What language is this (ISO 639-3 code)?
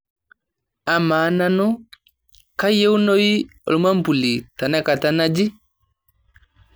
mas